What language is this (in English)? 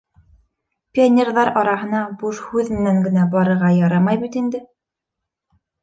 Bashkir